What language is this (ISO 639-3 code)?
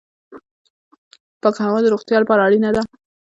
pus